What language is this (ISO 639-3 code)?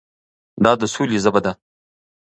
pus